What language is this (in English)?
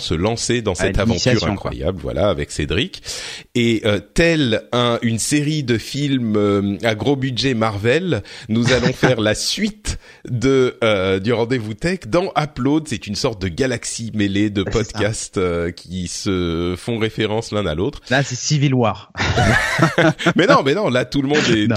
French